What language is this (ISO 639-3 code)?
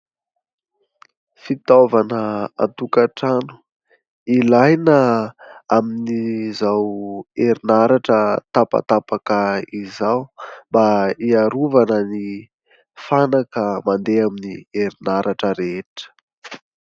mlg